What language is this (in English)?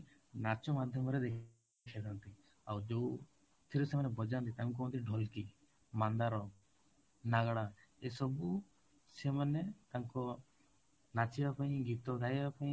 Odia